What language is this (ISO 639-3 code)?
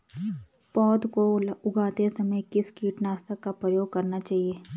hin